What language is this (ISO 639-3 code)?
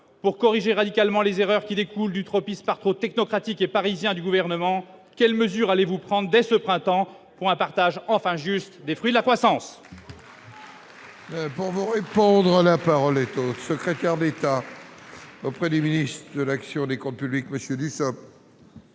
fra